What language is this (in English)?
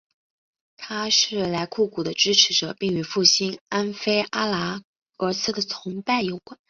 Chinese